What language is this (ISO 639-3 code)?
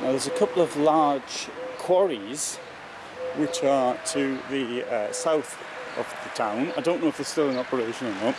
eng